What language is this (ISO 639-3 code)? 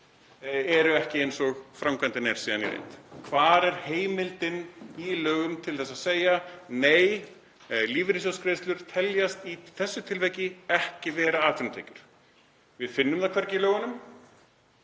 isl